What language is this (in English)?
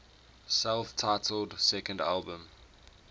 English